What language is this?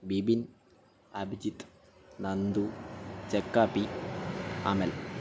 Malayalam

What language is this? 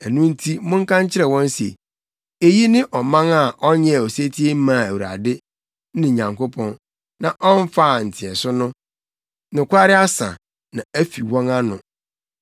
Akan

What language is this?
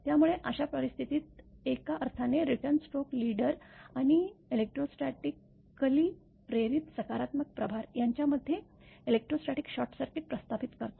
Marathi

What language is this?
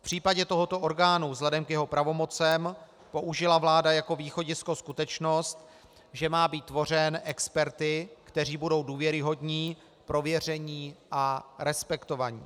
Czech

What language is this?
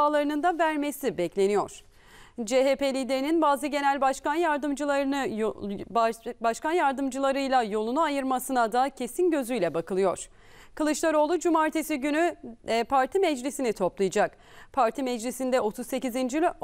Turkish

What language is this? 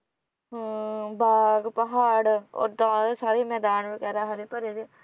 Punjabi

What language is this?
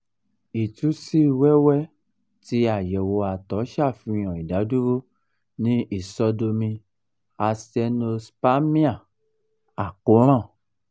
Yoruba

